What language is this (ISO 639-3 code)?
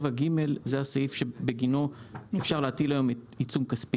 heb